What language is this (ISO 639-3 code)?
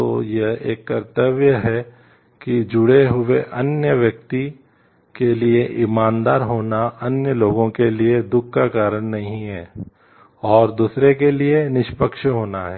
hin